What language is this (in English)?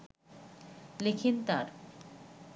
Bangla